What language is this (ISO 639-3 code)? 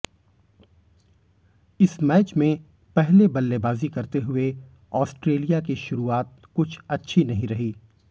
hin